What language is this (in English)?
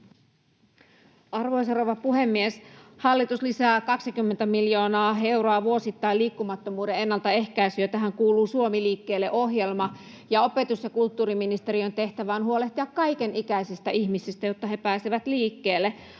Finnish